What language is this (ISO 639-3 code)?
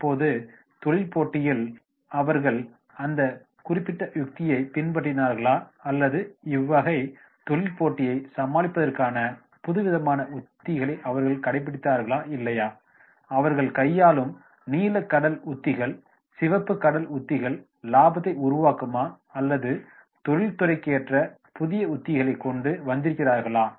tam